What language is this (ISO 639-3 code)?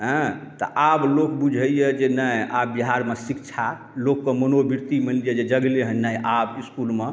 mai